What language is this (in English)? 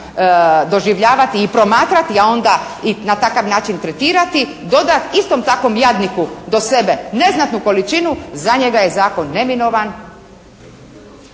Croatian